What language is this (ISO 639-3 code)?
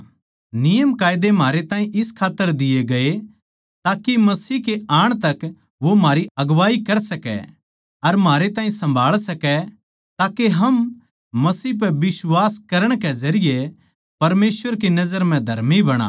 bgc